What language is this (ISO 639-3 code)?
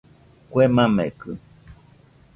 hux